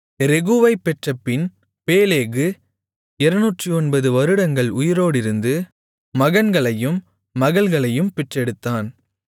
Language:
Tamil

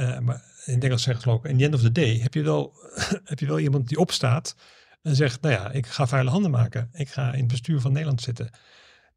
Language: Dutch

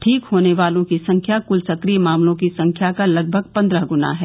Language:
Hindi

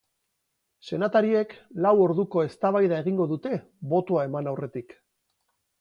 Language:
Basque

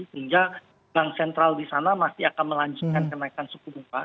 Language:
Indonesian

